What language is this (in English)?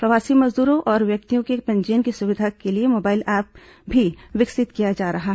Hindi